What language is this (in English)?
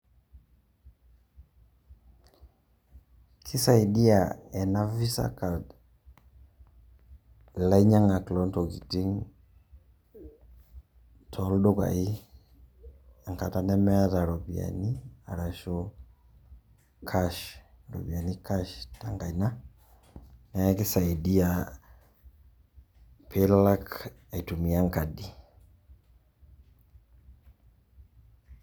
Masai